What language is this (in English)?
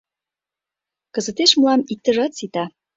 Mari